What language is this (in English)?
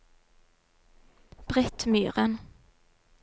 Norwegian